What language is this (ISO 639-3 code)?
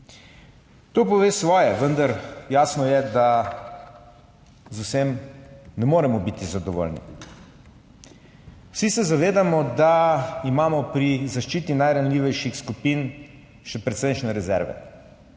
slv